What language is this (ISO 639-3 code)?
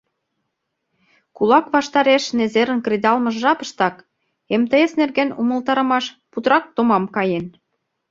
chm